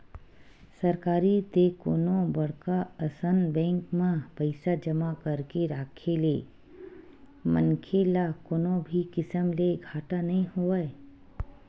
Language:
Chhattisgarhi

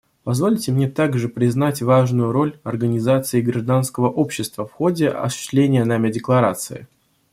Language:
Russian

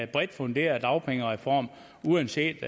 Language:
Danish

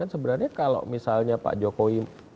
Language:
Indonesian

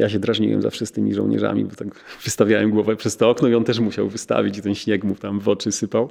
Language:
Polish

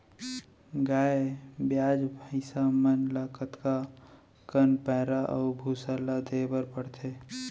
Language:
Chhattisgarhi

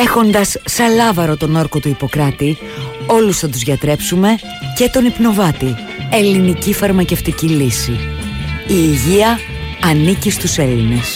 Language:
Greek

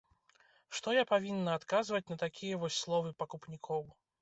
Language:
Belarusian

